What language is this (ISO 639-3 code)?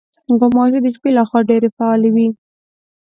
pus